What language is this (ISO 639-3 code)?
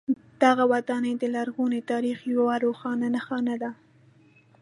pus